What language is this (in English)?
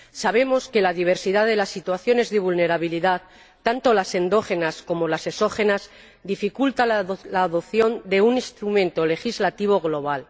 Spanish